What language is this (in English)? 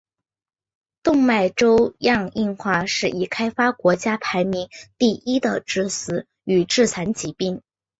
Chinese